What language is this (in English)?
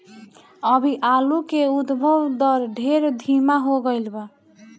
Bhojpuri